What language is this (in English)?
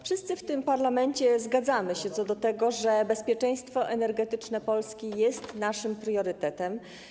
Polish